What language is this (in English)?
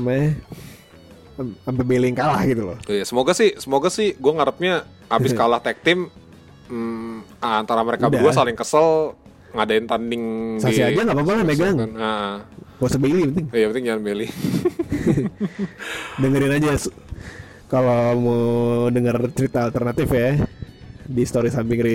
Indonesian